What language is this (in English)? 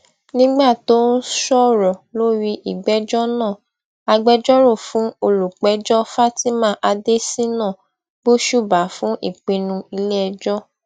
Yoruba